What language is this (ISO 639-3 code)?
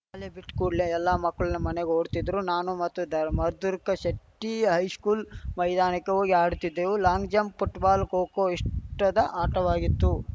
kan